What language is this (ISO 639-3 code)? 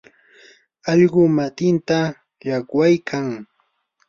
qur